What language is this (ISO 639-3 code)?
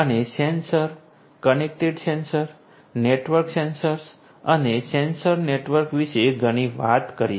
guj